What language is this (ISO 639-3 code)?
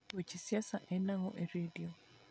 luo